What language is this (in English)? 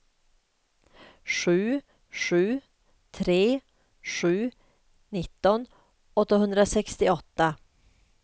Swedish